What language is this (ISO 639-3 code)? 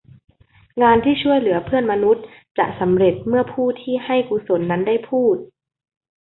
tha